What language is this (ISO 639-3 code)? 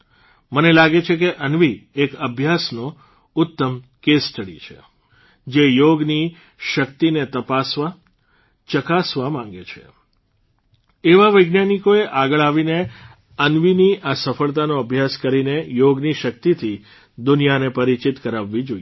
guj